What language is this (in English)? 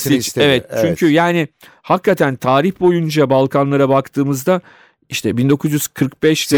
Turkish